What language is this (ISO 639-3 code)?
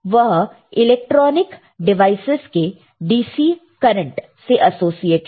hin